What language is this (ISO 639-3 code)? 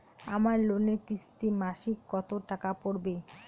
ben